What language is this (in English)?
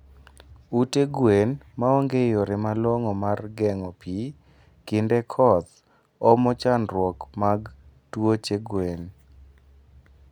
Luo (Kenya and Tanzania)